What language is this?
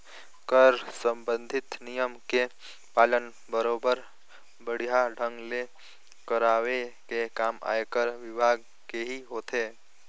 Chhattisgarhi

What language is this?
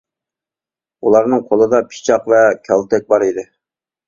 Uyghur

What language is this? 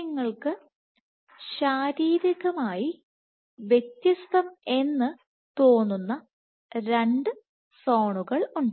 Malayalam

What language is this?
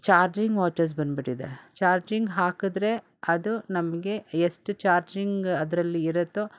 Kannada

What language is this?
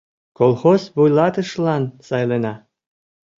Mari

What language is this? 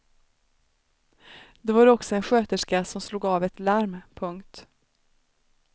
Swedish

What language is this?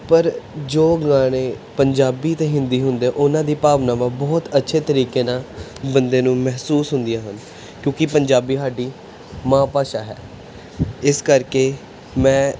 Punjabi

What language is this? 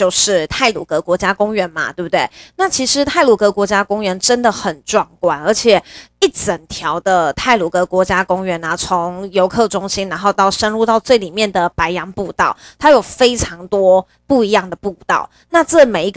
Chinese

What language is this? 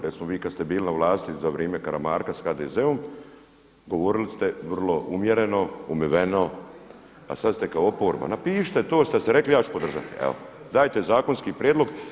Croatian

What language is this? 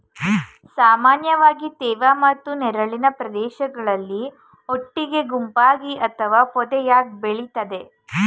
Kannada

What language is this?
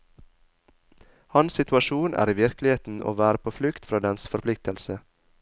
Norwegian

